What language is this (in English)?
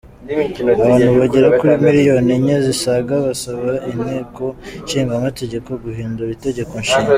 Kinyarwanda